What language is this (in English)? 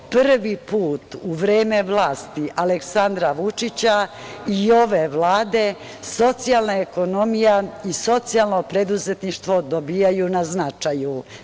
Serbian